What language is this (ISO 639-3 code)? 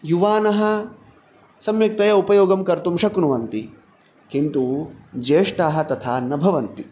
san